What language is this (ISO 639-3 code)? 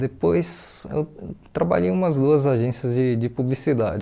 por